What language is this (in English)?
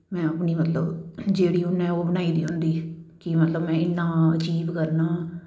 Dogri